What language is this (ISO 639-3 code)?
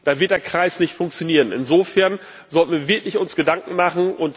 deu